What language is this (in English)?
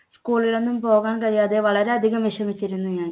Malayalam